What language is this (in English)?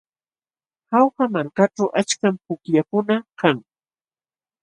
Jauja Wanca Quechua